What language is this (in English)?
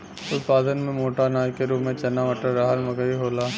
Bhojpuri